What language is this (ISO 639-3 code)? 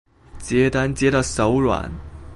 zho